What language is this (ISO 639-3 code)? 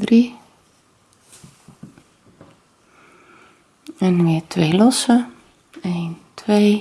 nld